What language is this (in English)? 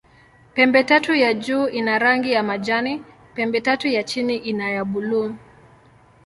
Swahili